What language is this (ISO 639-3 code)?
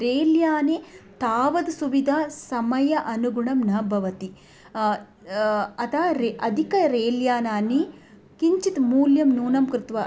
san